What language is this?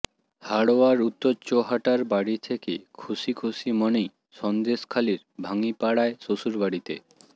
Bangla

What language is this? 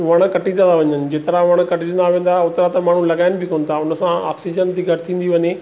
Sindhi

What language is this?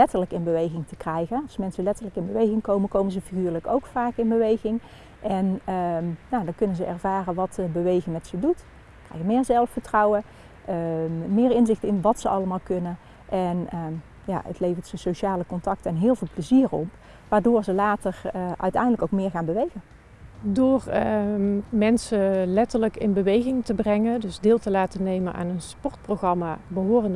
Dutch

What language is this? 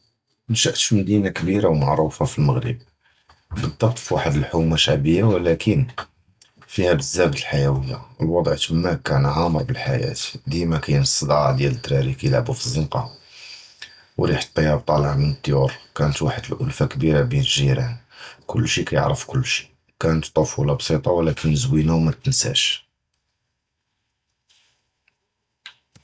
Judeo-Arabic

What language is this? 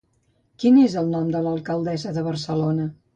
Catalan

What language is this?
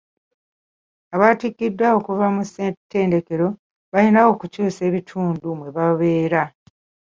Ganda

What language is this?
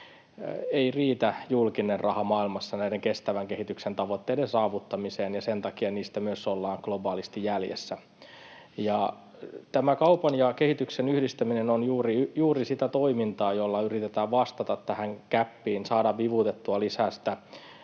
Finnish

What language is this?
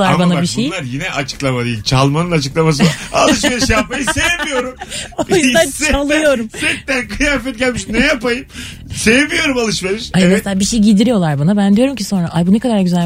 Turkish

